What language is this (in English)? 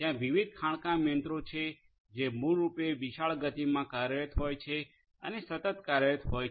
Gujarati